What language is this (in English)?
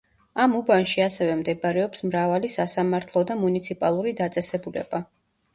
Georgian